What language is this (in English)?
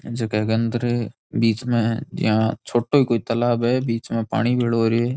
Rajasthani